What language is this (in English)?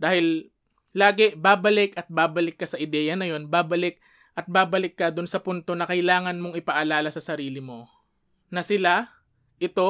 Filipino